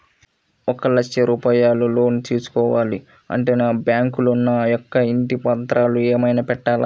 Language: Telugu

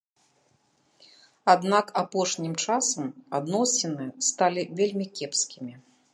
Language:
Belarusian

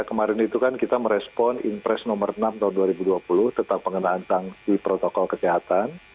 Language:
Indonesian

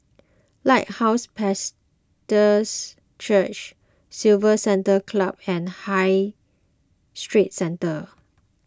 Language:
English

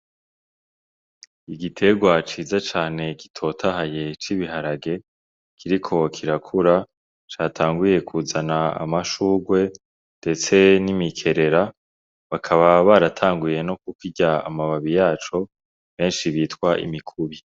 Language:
Rundi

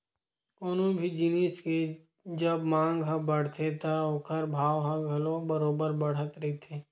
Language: Chhattisgarhi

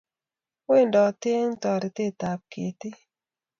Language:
Kalenjin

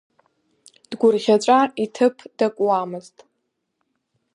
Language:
Abkhazian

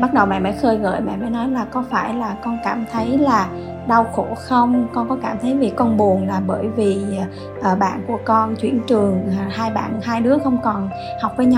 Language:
Vietnamese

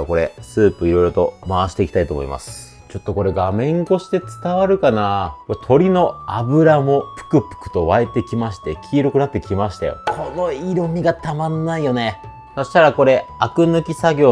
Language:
Japanese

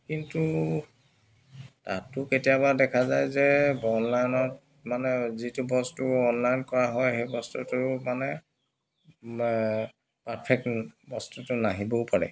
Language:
Assamese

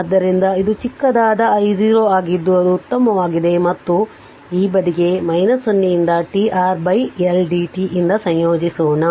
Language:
Kannada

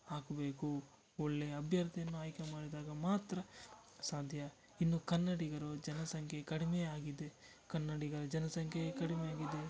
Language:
Kannada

